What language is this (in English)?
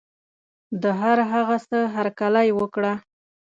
Pashto